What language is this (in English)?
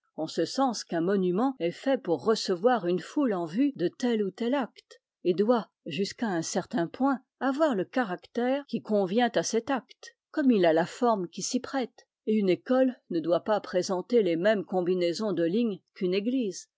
French